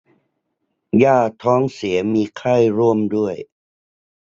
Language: Thai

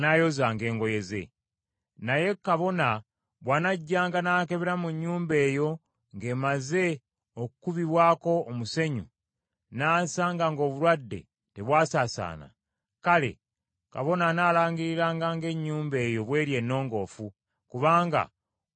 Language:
Ganda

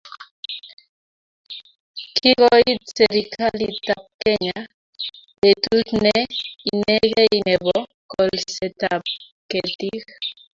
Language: Kalenjin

